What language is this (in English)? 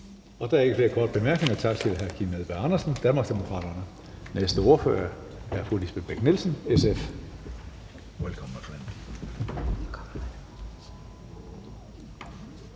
Danish